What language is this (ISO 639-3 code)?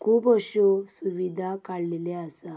kok